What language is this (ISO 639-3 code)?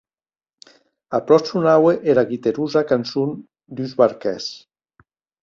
oci